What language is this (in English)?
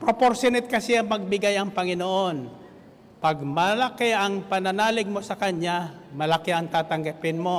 Filipino